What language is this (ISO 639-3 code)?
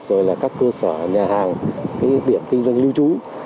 vie